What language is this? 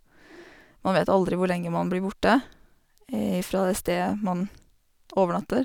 Norwegian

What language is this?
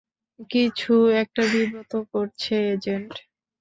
Bangla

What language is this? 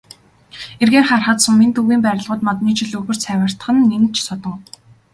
Mongolian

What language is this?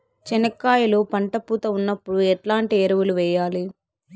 Telugu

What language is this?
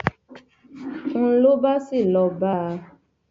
Yoruba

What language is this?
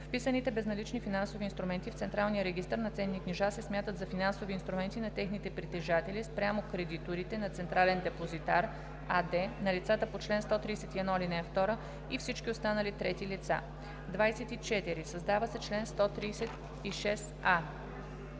Bulgarian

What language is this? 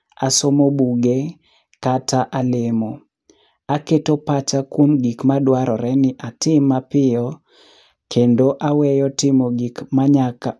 Luo (Kenya and Tanzania)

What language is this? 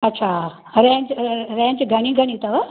Sindhi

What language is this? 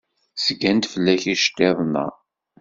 Kabyle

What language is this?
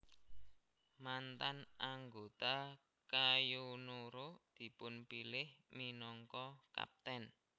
Javanese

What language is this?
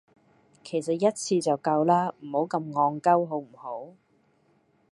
Cantonese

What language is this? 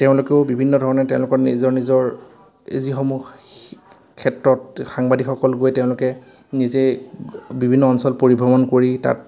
Assamese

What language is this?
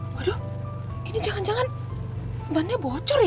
Indonesian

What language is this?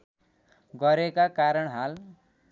Nepali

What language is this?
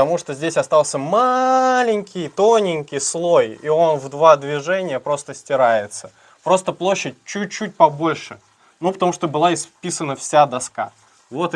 Russian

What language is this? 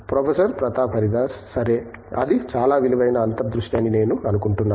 Telugu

